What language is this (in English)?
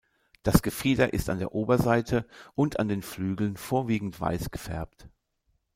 German